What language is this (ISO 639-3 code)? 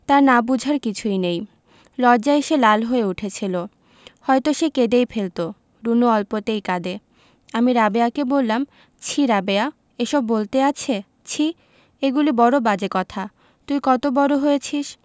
ben